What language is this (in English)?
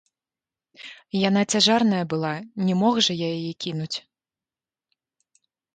Belarusian